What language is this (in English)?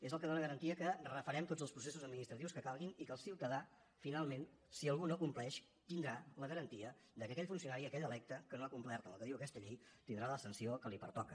Catalan